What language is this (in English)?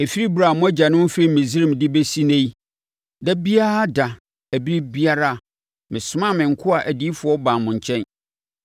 Akan